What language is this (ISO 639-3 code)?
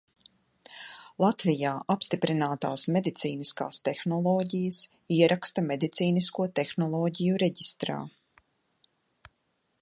lav